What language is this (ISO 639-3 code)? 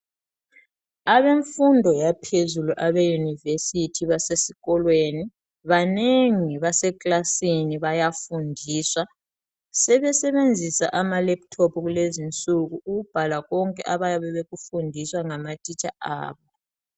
nde